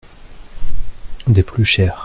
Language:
French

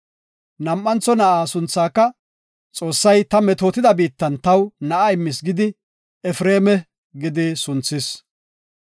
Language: Gofa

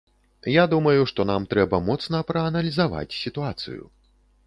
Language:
Belarusian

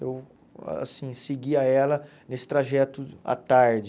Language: Portuguese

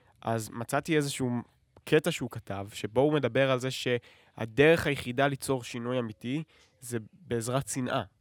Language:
Hebrew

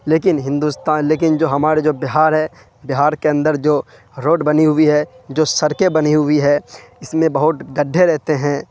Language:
Urdu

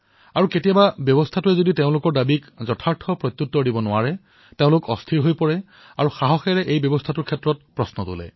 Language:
Assamese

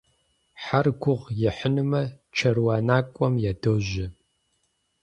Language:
Kabardian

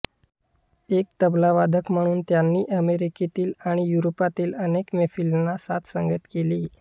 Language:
Marathi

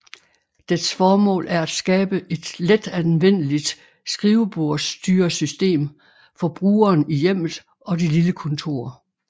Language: Danish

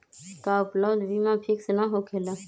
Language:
Magahi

